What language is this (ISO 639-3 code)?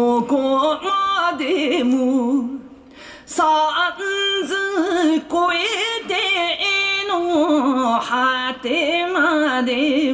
jpn